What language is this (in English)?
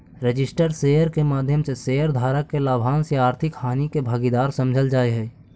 Magahi